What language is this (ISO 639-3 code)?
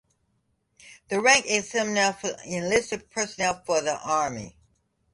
eng